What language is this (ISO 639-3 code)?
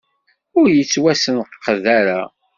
kab